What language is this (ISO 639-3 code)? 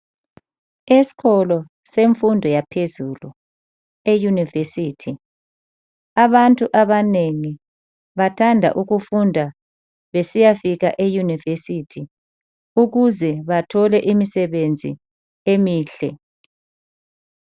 nde